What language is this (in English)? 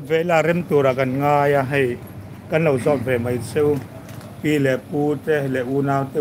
Thai